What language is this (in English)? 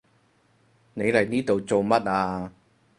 Cantonese